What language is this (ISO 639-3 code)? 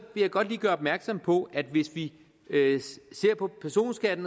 dan